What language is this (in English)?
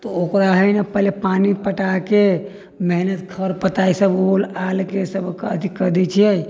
Maithili